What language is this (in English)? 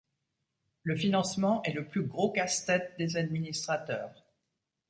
French